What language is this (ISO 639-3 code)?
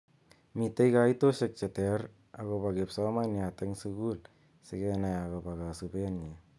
kln